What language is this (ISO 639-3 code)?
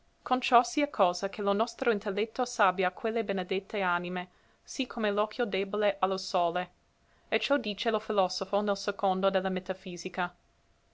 ita